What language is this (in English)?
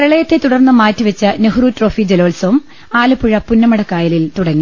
Malayalam